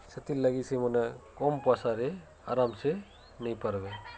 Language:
Odia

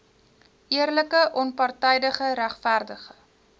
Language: Afrikaans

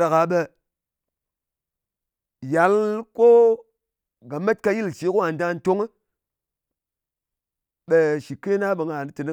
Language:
Ngas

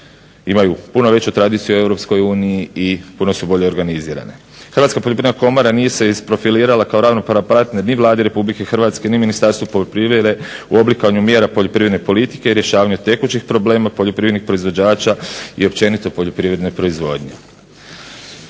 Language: Croatian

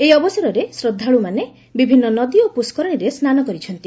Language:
Odia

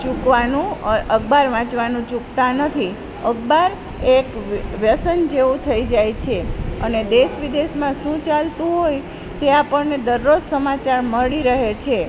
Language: Gujarati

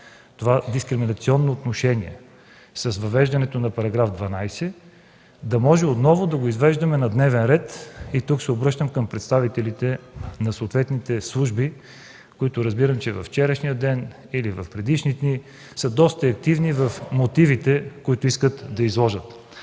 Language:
Bulgarian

